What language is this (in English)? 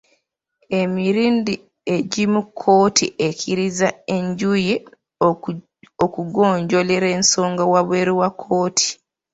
Ganda